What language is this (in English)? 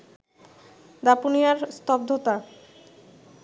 Bangla